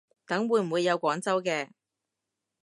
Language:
Cantonese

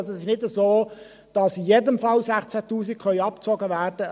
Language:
Swiss German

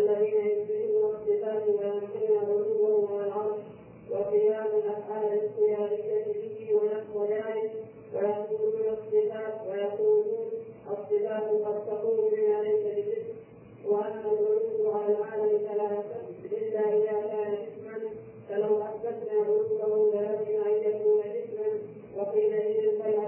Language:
Arabic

